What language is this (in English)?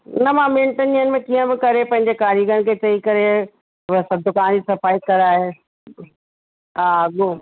Sindhi